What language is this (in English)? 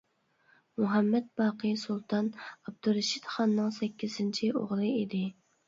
Uyghur